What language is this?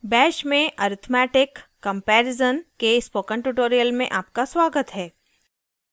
Hindi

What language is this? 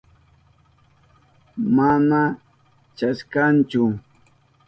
Southern Pastaza Quechua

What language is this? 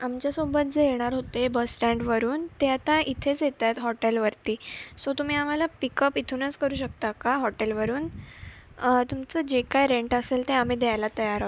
Marathi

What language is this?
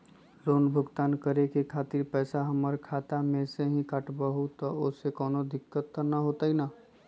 Magahi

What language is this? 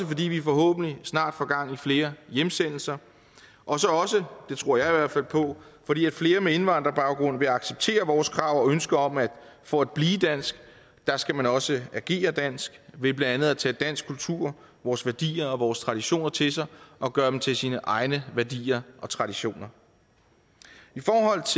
Danish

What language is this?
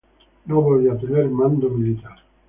Spanish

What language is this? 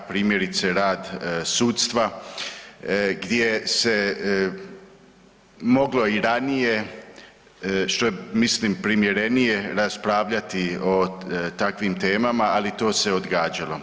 Croatian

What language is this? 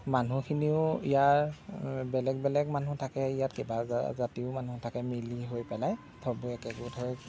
Assamese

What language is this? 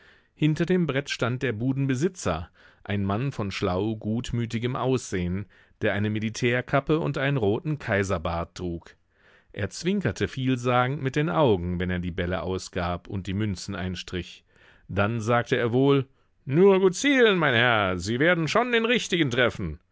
German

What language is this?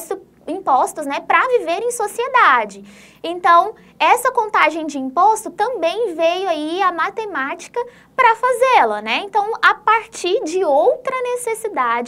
Portuguese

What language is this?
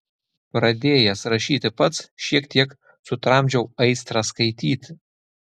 Lithuanian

